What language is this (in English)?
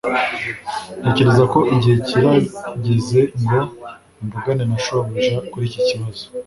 Kinyarwanda